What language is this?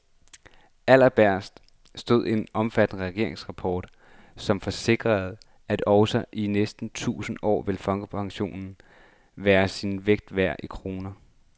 Danish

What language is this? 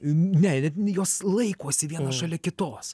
Lithuanian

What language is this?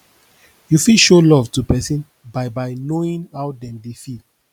Nigerian Pidgin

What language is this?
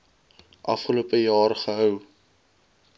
Afrikaans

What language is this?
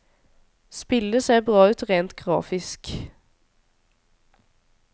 Norwegian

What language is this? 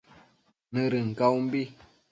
Matsés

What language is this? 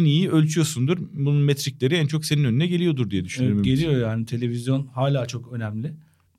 Turkish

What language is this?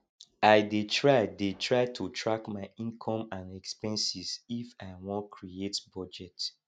Nigerian Pidgin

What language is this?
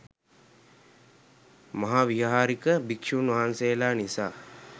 Sinhala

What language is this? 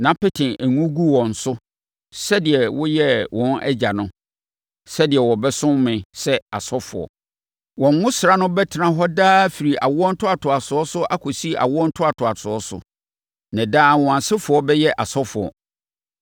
Akan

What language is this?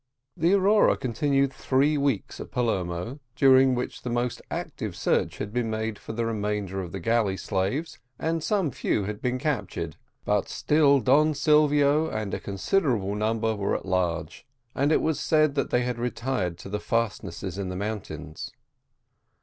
English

